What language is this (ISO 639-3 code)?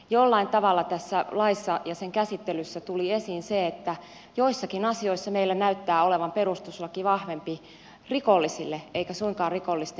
fin